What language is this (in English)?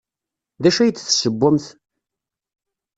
Kabyle